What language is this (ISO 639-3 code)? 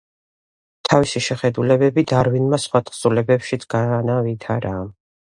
kat